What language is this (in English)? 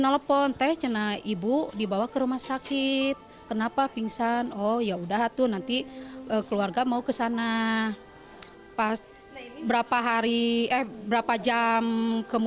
Indonesian